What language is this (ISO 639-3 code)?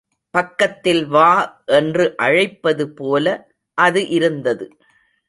tam